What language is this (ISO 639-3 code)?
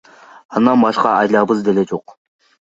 kir